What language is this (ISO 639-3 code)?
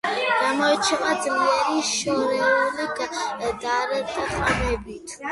kat